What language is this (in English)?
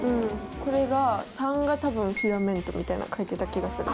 Japanese